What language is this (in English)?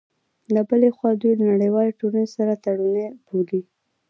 Pashto